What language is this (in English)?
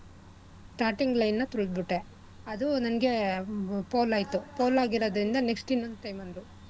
Kannada